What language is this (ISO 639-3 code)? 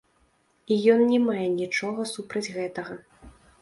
bel